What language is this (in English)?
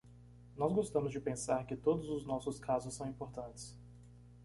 Portuguese